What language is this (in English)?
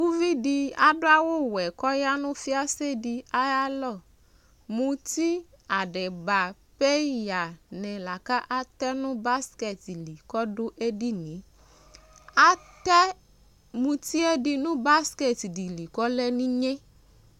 Ikposo